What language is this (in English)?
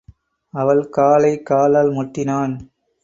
Tamil